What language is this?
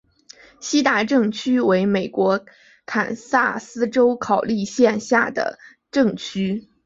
Chinese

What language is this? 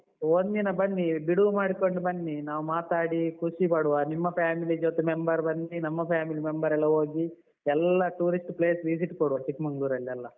Kannada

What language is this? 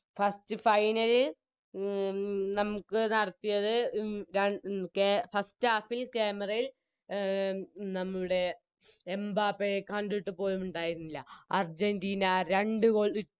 Malayalam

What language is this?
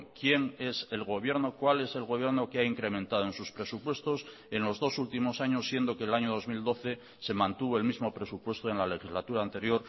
Spanish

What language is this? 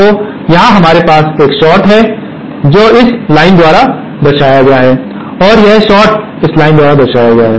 Hindi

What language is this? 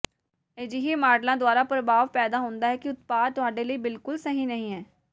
Punjabi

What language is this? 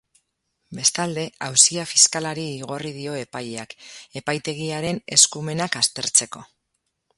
Basque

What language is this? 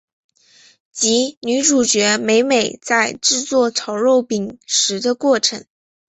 Chinese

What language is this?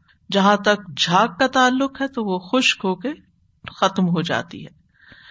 Urdu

